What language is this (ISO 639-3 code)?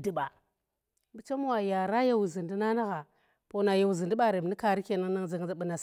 ttr